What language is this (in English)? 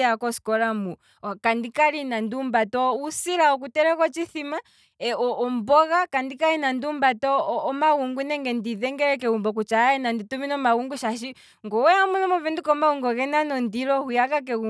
Kwambi